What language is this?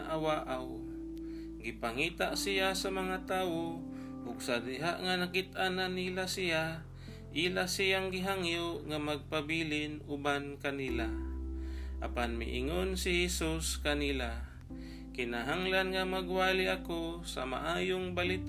Filipino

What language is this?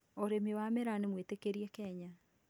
Kikuyu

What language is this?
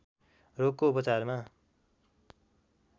Nepali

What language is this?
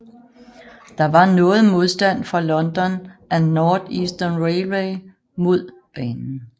Danish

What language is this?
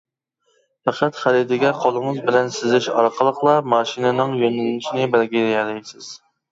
Uyghur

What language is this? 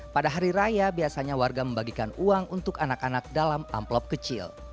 Indonesian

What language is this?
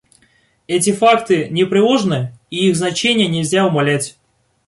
Russian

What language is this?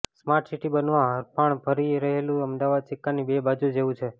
Gujarati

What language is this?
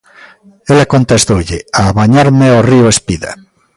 Galician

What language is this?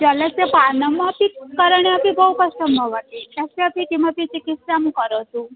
Sanskrit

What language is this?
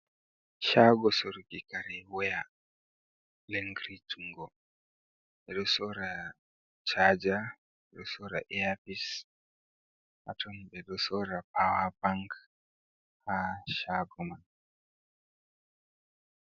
Fula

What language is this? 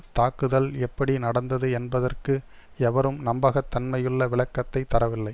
Tamil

